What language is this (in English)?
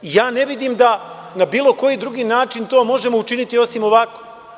Serbian